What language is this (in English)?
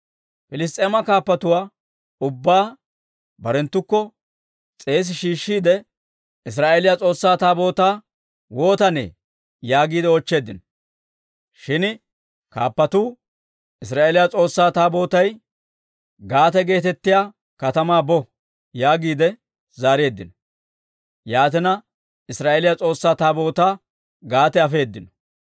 Dawro